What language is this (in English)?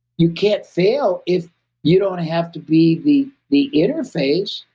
English